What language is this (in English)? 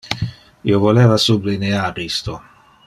Interlingua